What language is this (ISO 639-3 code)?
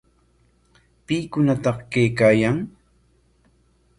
qwa